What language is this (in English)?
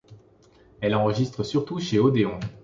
French